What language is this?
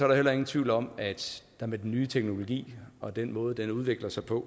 Danish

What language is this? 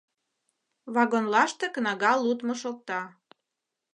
Mari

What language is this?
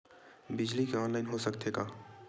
Chhattisgarhi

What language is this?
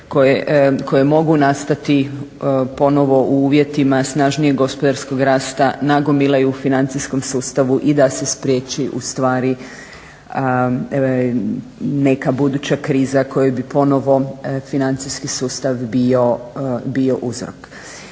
Croatian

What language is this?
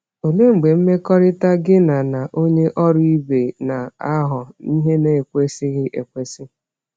Igbo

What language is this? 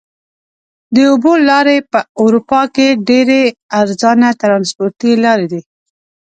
Pashto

